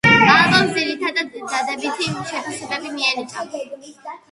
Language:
Georgian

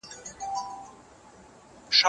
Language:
Pashto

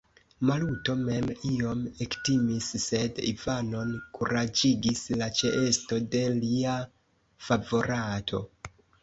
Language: Esperanto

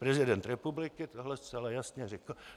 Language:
Czech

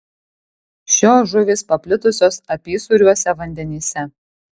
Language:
Lithuanian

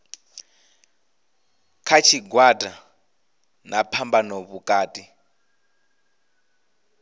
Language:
Venda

